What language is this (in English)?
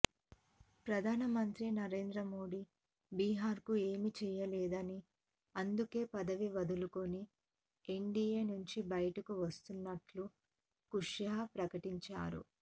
Telugu